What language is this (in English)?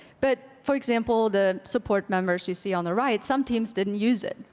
English